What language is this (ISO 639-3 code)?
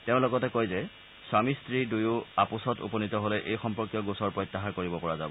asm